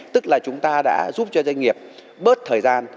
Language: Vietnamese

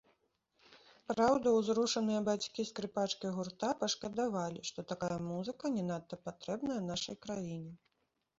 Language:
Belarusian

